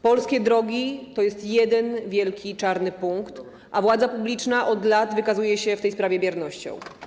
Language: Polish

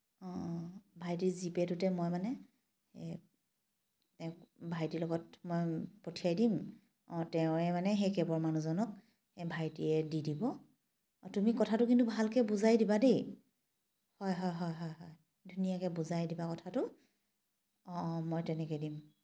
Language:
Assamese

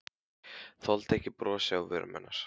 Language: Icelandic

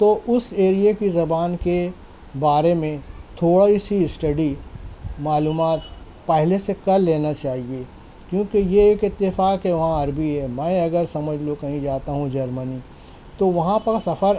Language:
Urdu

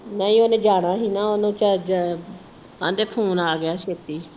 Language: Punjabi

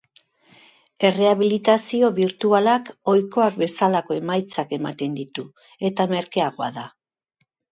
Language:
Basque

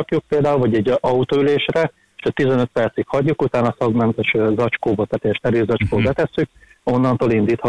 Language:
Hungarian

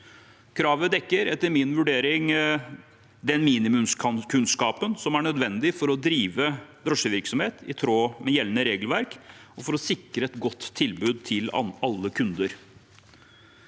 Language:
Norwegian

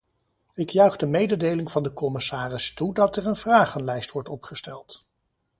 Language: Dutch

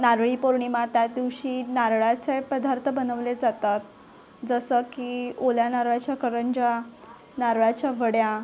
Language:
Marathi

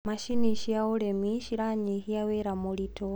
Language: Kikuyu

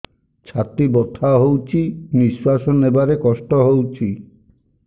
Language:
Odia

